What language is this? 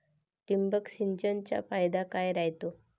Marathi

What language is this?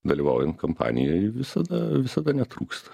Lithuanian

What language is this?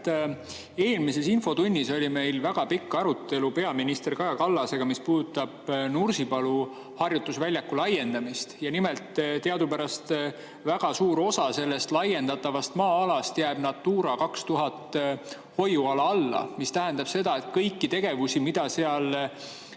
Estonian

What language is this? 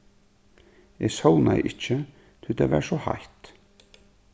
Faroese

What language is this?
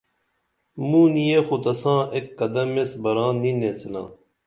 Dameli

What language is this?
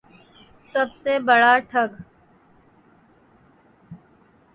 Urdu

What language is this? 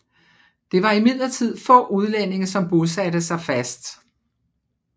Danish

